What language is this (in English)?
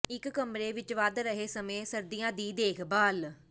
Punjabi